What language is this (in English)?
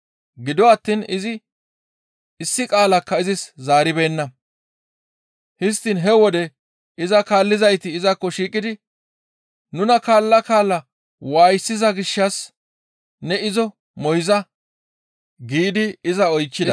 Gamo